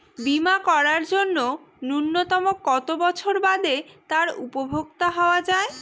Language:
Bangla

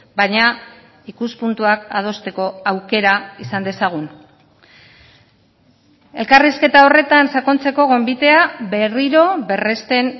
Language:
Basque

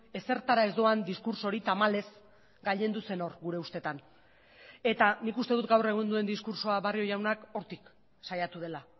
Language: Basque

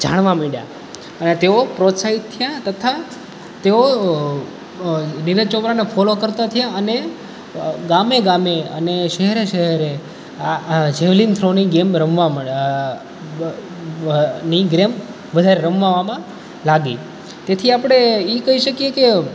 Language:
Gujarati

